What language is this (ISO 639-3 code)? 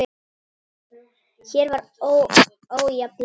isl